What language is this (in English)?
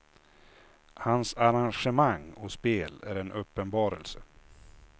Swedish